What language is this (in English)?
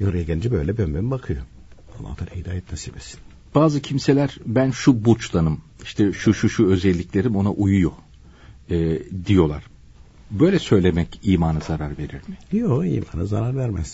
Turkish